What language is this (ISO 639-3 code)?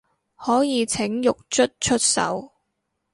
yue